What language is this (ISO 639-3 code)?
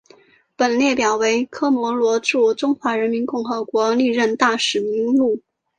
zho